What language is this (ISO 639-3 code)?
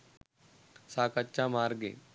sin